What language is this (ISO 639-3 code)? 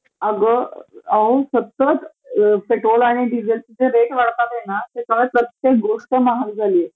mar